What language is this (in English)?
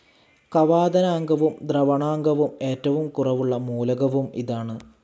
Malayalam